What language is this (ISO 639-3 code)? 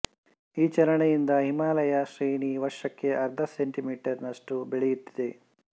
kan